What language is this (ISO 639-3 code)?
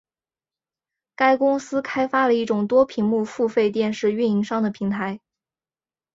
zho